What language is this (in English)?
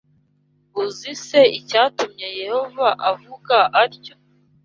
Kinyarwanda